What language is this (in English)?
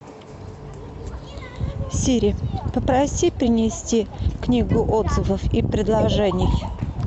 Russian